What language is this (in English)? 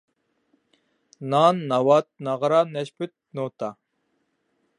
Uyghur